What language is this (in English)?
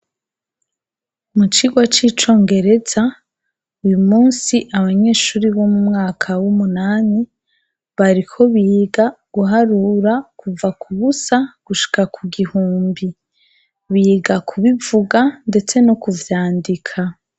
Rundi